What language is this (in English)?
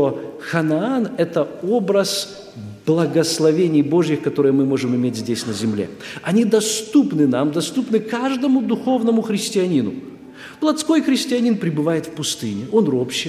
Russian